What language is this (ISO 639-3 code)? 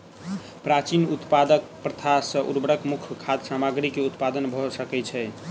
mai